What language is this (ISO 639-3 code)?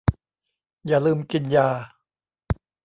tha